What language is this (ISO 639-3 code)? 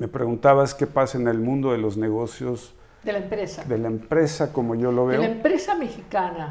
spa